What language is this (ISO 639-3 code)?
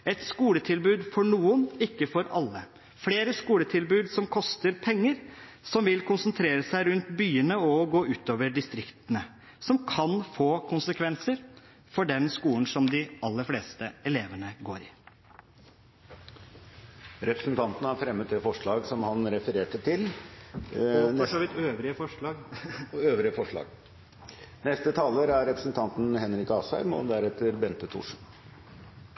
nob